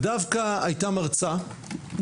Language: Hebrew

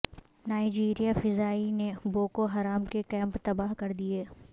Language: Urdu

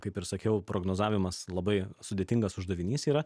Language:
Lithuanian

